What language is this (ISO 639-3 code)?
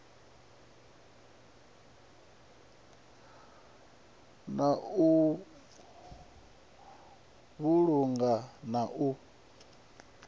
ven